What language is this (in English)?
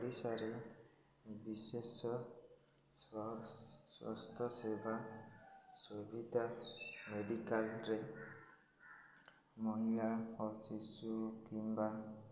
Odia